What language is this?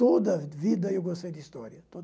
Portuguese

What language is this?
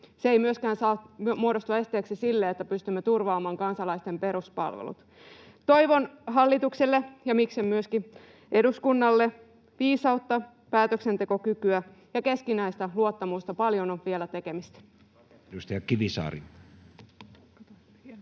Finnish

